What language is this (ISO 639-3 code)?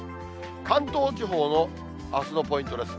jpn